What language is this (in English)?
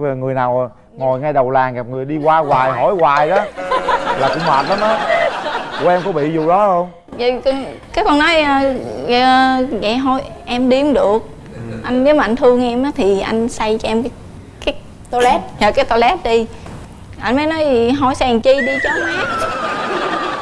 Vietnamese